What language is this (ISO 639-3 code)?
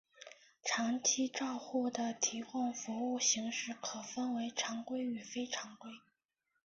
zho